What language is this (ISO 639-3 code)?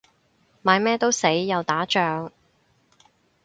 yue